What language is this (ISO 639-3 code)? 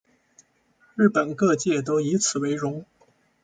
zho